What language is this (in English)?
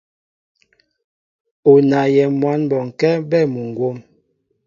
Mbo (Cameroon)